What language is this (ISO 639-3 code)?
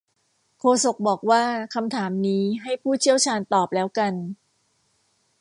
tha